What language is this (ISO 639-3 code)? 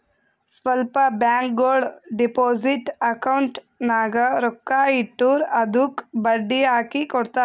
kan